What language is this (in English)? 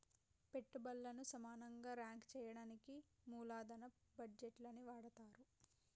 Telugu